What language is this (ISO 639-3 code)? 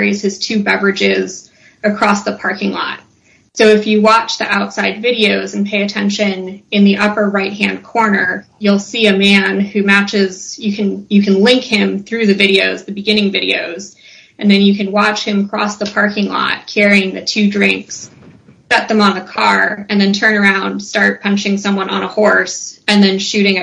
eng